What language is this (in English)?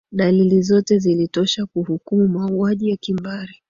Swahili